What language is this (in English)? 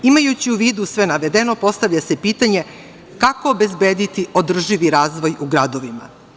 Serbian